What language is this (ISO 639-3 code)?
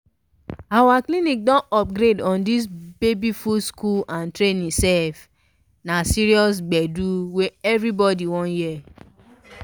pcm